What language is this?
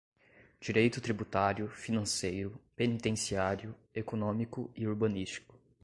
Portuguese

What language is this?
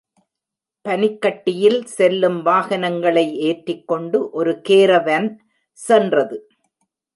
Tamil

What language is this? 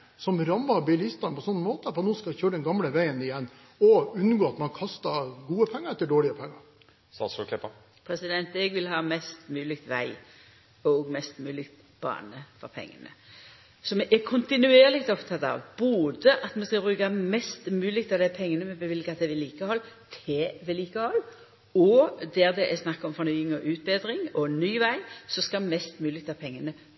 Norwegian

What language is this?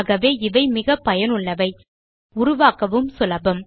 Tamil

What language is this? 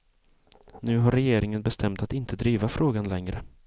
Swedish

